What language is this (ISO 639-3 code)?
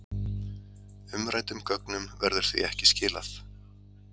isl